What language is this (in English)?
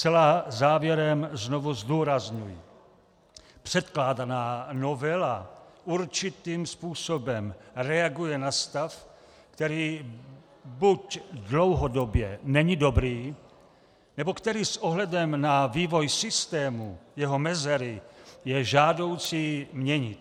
Czech